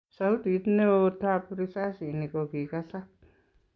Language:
Kalenjin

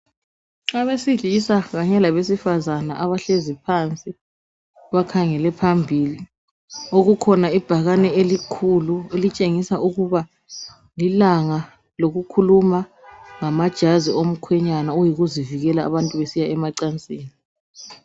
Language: North Ndebele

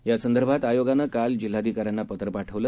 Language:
Marathi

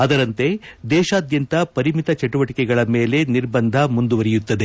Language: Kannada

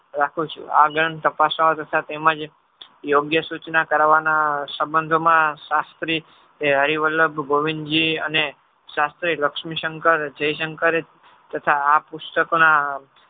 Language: Gujarati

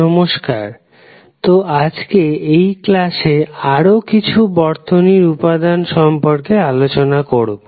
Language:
Bangla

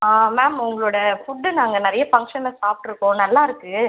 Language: Tamil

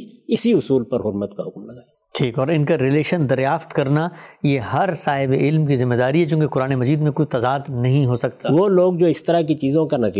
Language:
Urdu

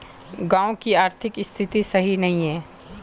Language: Magahi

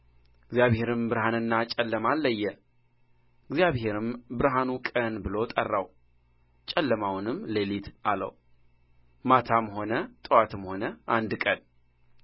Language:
Amharic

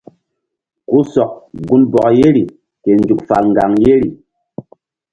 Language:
Mbum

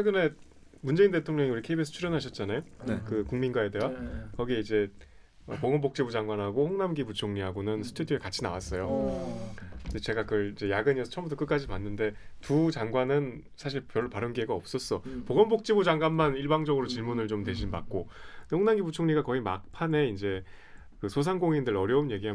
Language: Korean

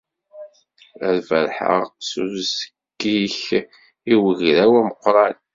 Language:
Kabyle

